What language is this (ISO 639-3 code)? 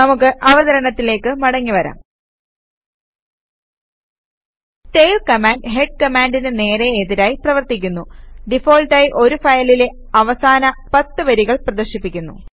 mal